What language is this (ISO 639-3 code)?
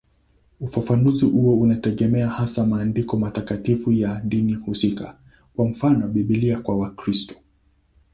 swa